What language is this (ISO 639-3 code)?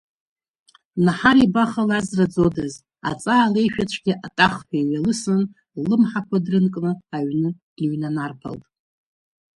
abk